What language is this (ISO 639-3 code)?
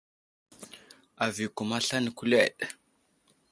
udl